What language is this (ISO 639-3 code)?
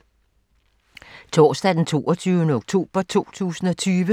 dan